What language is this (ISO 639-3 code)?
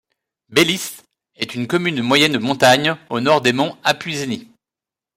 fra